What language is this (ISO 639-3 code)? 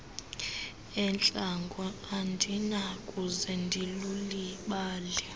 xho